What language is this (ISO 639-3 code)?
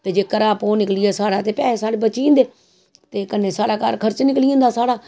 doi